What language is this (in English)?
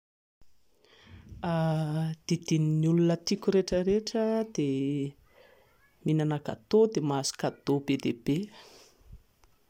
Malagasy